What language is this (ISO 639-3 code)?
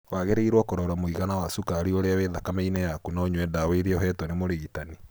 kik